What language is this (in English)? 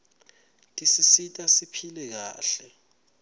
Swati